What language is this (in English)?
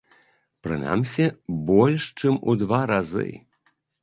Belarusian